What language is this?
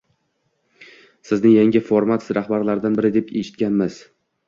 Uzbek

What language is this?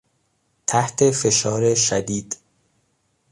Persian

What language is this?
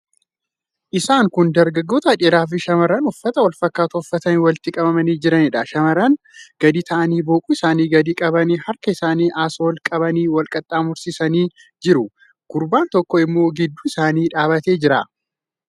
Oromo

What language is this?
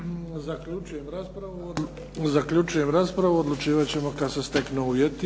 Croatian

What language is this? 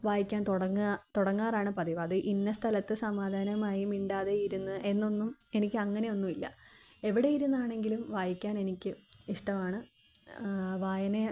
Malayalam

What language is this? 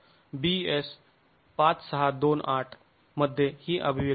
Marathi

